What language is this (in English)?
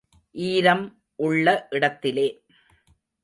Tamil